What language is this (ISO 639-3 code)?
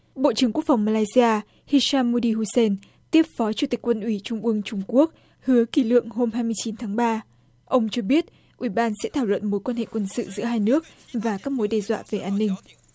vie